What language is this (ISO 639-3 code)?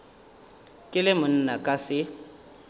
nso